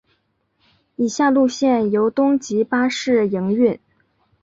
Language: Chinese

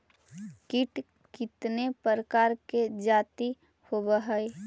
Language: Magahi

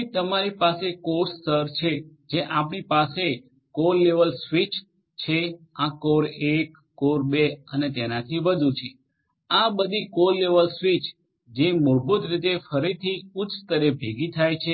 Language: Gujarati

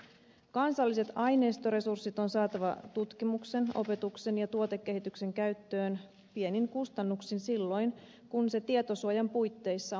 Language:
Finnish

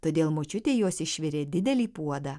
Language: Lithuanian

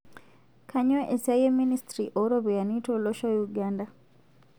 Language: Masai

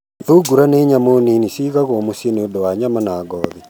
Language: Kikuyu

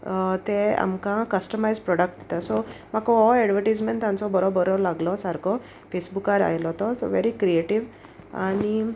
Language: Konkani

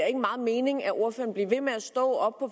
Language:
Danish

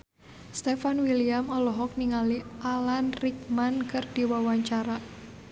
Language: Sundanese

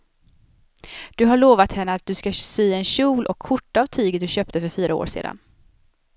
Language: Swedish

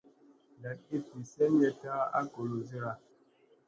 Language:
Musey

